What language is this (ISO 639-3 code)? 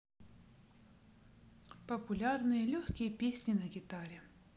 rus